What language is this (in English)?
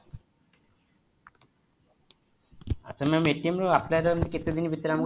Odia